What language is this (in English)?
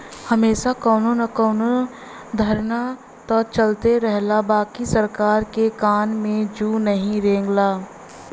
Bhojpuri